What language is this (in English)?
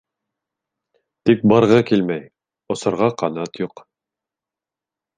Bashkir